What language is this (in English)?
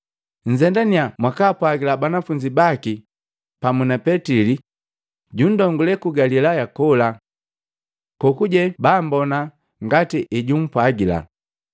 Matengo